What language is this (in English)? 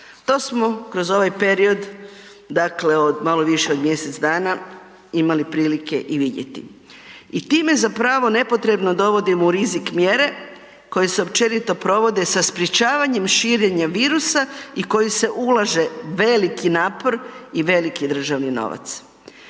Croatian